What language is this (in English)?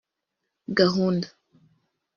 Kinyarwanda